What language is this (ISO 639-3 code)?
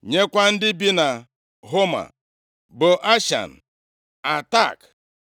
ibo